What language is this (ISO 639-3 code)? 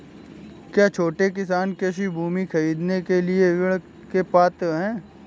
hin